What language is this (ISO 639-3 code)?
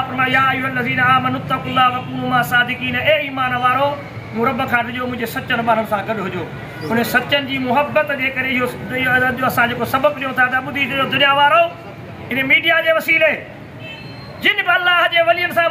ind